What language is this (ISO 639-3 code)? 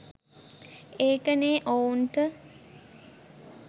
sin